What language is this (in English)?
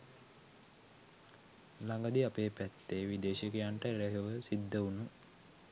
Sinhala